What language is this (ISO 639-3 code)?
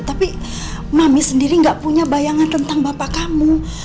ind